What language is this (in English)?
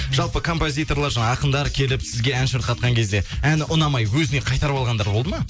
Kazakh